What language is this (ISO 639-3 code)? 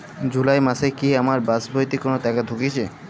ben